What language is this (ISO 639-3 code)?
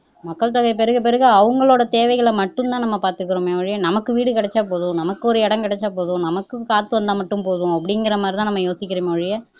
tam